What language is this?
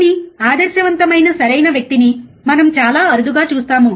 Telugu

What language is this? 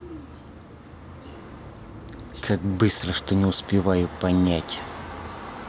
Russian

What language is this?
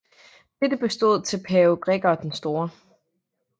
Danish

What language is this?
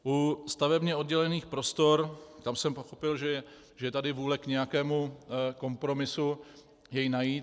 Czech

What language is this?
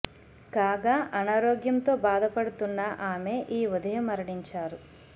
Telugu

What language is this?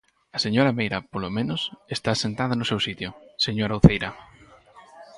Galician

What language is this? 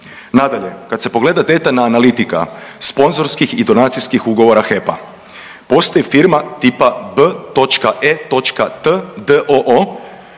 Croatian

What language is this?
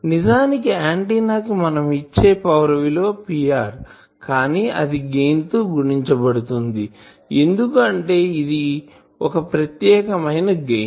Telugu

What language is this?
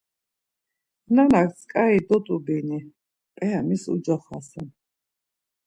Laz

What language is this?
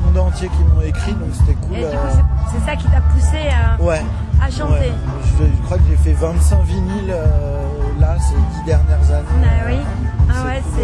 French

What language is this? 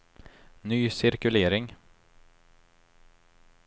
Swedish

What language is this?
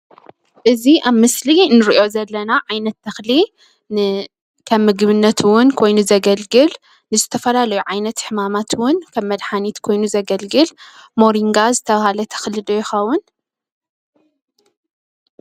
Tigrinya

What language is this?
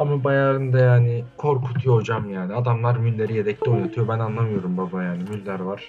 Turkish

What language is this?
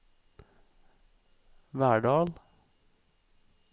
Norwegian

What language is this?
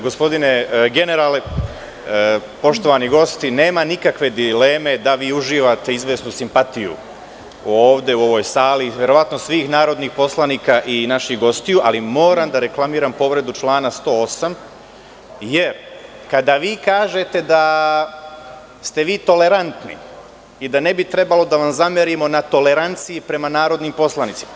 Serbian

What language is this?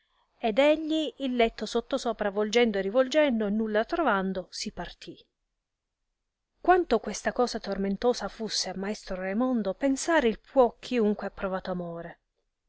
Italian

